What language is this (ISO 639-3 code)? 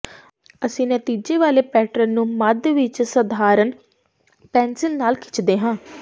pan